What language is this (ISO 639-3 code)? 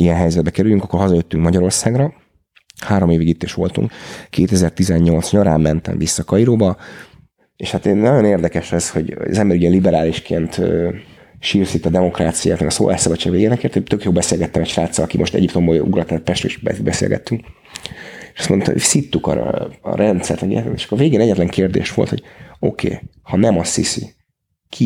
hun